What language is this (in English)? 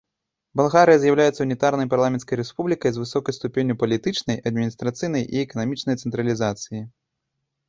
Belarusian